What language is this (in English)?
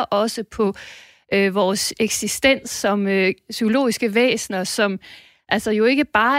Danish